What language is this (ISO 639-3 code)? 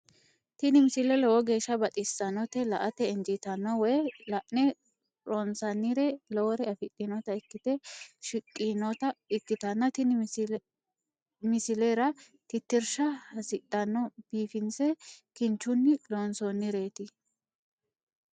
sid